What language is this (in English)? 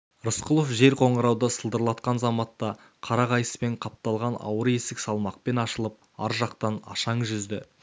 Kazakh